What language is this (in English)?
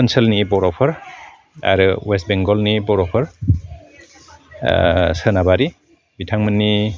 Bodo